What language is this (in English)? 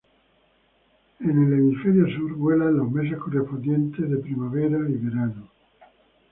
Spanish